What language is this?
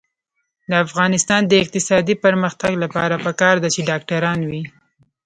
Pashto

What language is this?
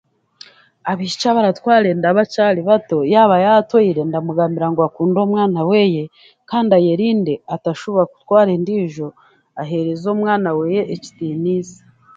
Chiga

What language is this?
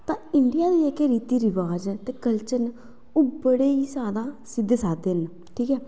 Dogri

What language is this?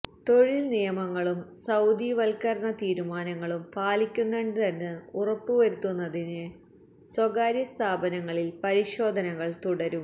Malayalam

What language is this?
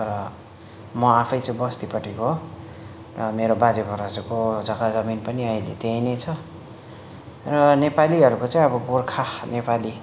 Nepali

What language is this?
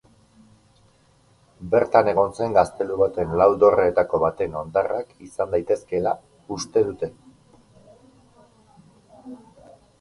Basque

